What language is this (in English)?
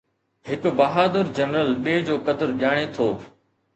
Sindhi